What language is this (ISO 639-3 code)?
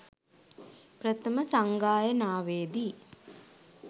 sin